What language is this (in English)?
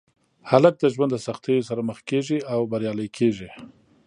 Pashto